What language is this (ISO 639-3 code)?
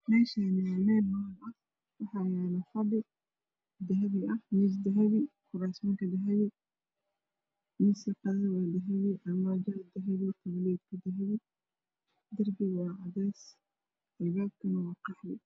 som